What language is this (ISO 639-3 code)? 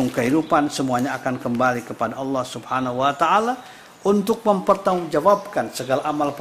ind